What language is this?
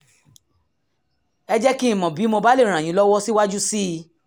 Yoruba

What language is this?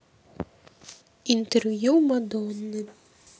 Russian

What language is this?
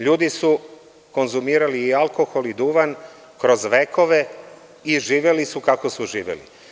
Serbian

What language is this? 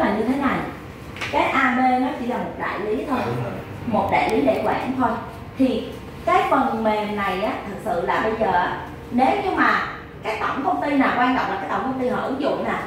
Vietnamese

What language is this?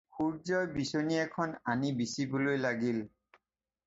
Assamese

